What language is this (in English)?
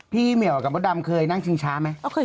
Thai